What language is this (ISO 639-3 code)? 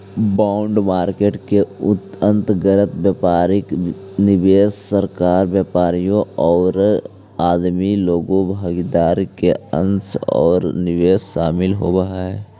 mag